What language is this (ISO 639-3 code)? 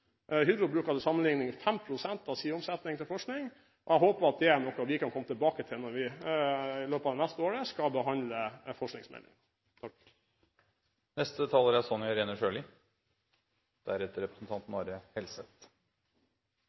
nob